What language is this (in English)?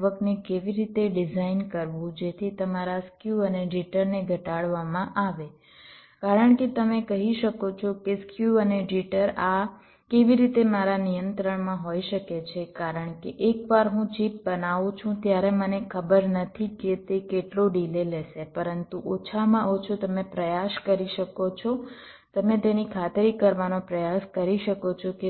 Gujarati